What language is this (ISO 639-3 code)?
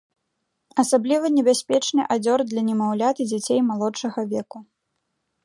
bel